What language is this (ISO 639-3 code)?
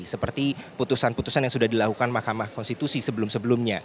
ind